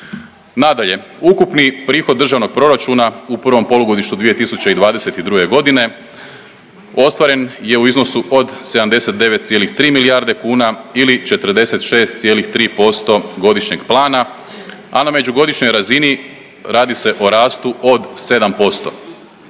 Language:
Croatian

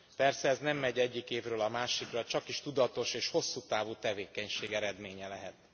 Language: Hungarian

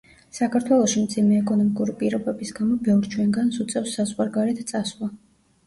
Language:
Georgian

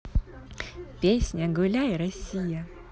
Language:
Russian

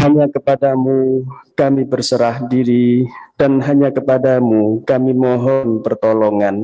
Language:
Indonesian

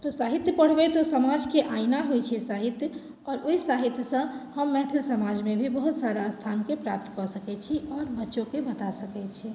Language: Maithili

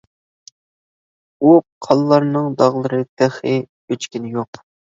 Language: Uyghur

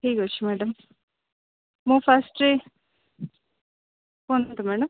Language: Odia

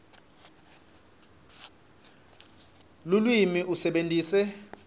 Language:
Swati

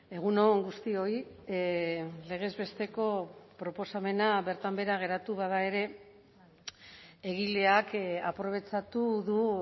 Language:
Basque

